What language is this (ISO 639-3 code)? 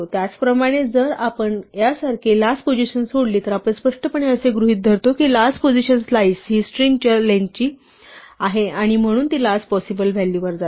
mar